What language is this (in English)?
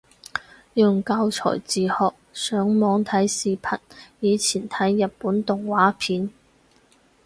Cantonese